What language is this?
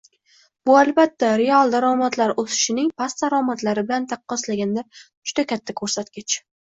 Uzbek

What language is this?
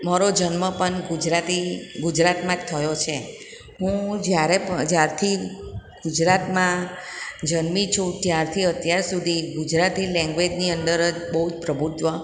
Gujarati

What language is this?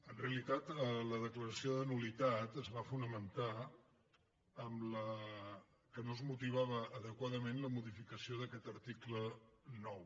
Catalan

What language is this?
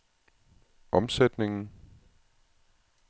Danish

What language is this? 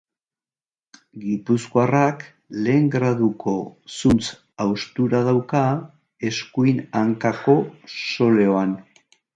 Basque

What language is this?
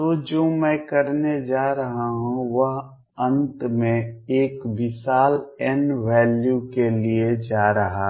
Hindi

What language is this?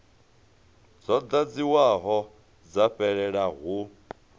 Venda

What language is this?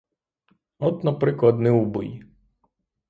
Ukrainian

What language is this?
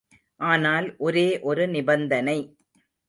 Tamil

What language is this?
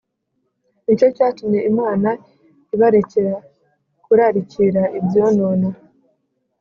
Kinyarwanda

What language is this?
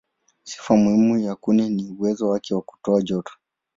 Swahili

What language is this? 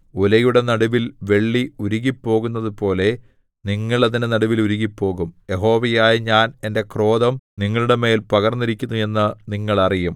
Malayalam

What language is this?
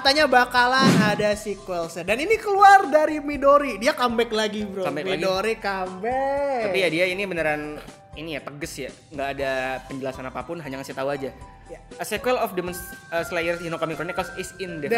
Indonesian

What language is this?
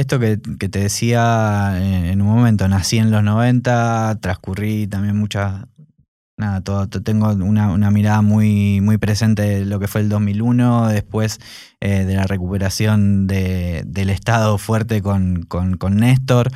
Spanish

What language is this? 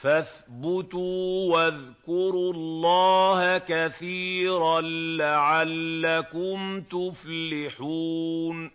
Arabic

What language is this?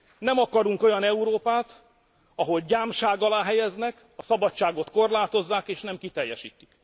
Hungarian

